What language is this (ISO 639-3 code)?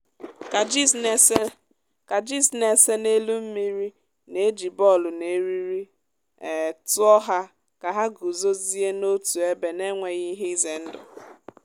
ibo